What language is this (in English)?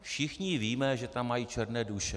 Czech